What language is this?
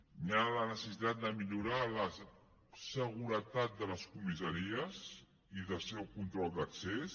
Catalan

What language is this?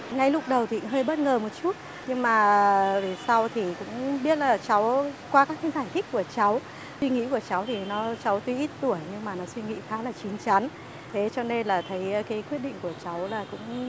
Vietnamese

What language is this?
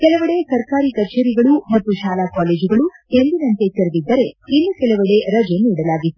Kannada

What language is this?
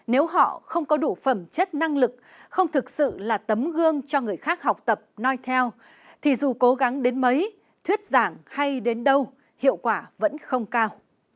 Vietnamese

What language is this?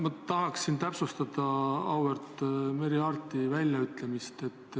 Estonian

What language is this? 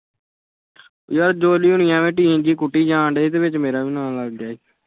Punjabi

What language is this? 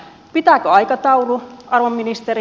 Finnish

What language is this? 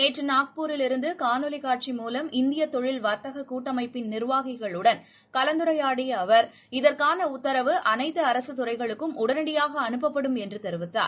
Tamil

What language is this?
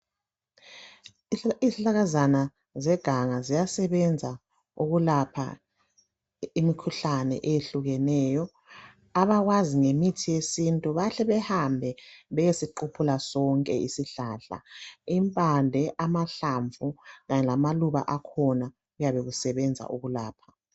North Ndebele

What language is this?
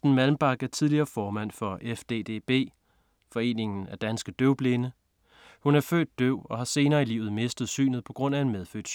Danish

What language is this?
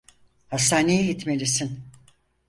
Turkish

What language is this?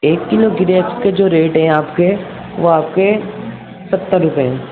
Urdu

